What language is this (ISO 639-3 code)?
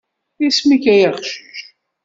kab